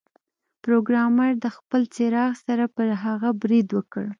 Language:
Pashto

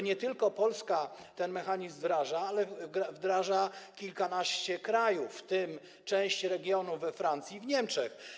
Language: Polish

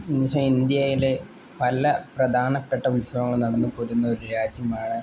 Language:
Malayalam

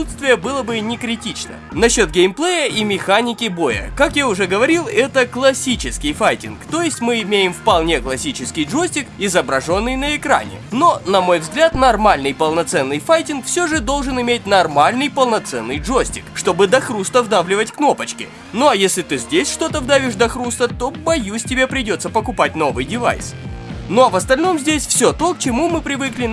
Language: Russian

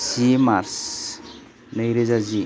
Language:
Bodo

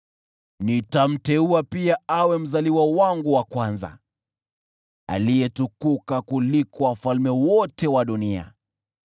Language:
Swahili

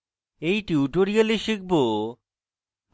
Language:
Bangla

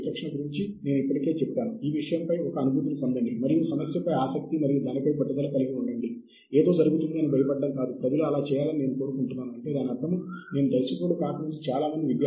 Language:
Telugu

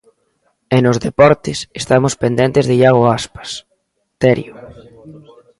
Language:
Galician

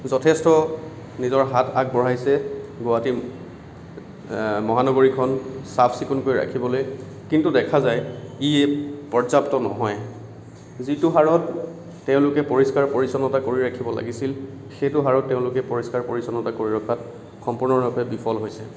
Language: Assamese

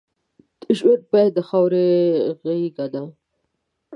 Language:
Pashto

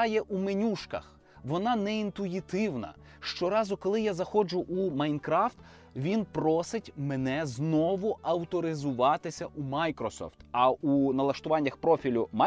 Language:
Ukrainian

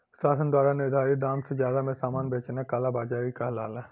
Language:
Bhojpuri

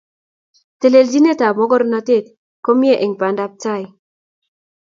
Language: Kalenjin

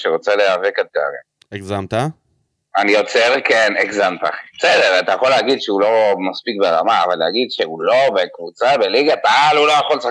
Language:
Hebrew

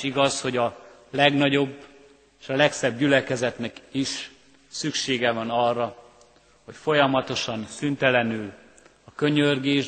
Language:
Hungarian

